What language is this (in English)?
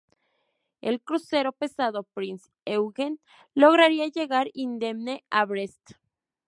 Spanish